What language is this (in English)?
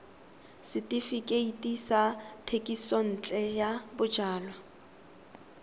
Tswana